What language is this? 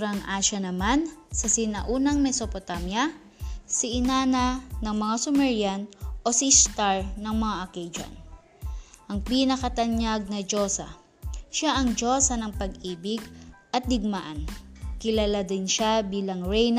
Filipino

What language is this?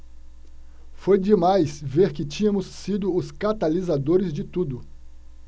Portuguese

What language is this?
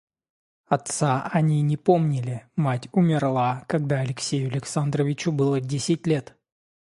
Russian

